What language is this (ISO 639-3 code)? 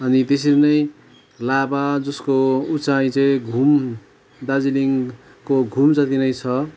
nep